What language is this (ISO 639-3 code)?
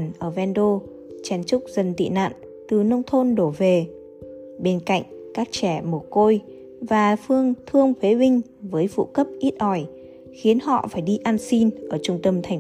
vie